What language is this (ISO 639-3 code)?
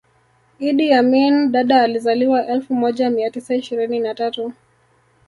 swa